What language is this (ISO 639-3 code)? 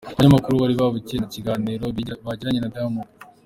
kin